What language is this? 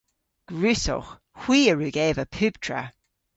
Cornish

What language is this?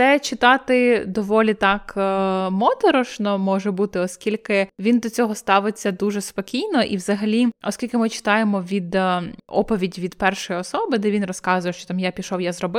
Ukrainian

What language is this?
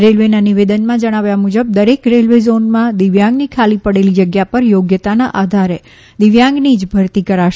Gujarati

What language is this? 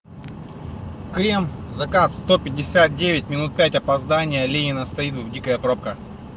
Russian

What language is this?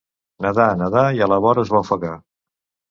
Catalan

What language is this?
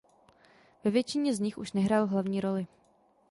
Czech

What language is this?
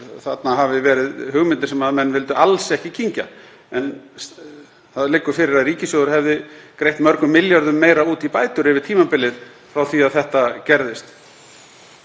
Icelandic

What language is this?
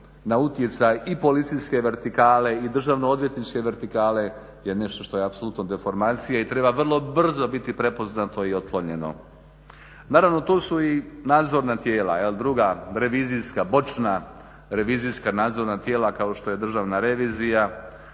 Croatian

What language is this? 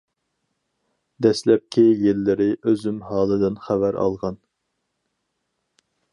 Uyghur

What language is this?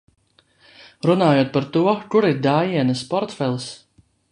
Latvian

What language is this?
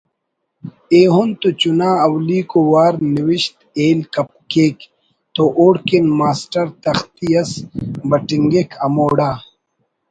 Brahui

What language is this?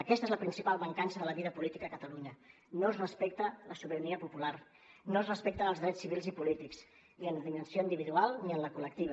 Catalan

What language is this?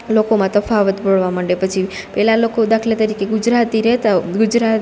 Gujarati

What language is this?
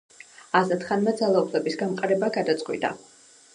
Georgian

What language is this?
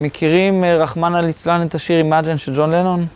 Hebrew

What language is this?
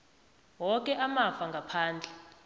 South Ndebele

